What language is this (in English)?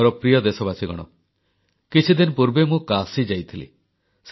Odia